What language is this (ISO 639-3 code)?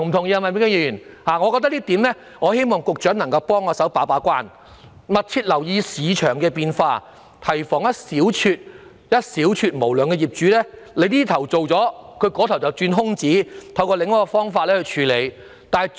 yue